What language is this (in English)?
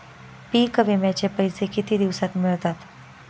Marathi